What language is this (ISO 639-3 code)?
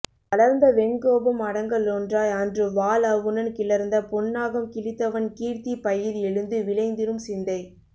tam